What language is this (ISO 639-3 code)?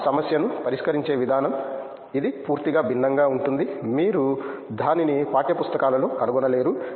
tel